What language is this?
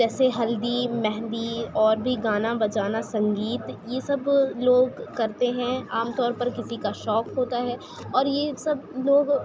Urdu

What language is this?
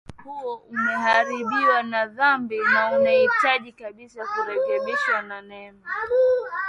Swahili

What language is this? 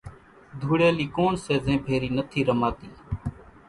Kachi Koli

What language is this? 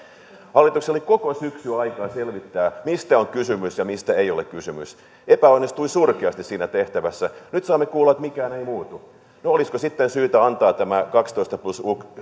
Finnish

